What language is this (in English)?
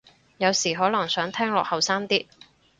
Cantonese